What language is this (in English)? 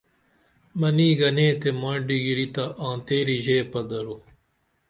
Dameli